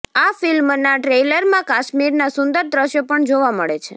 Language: Gujarati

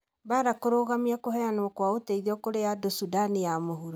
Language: Kikuyu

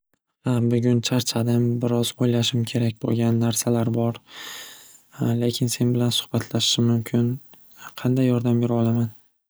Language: Uzbek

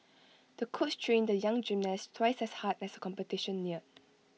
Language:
English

